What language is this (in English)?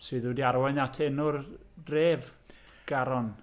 Welsh